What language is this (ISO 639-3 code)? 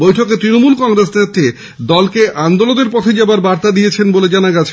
ben